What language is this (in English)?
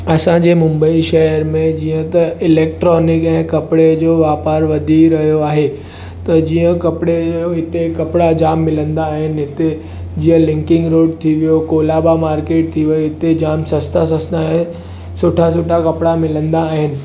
Sindhi